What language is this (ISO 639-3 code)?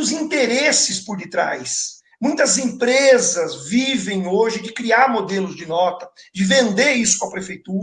por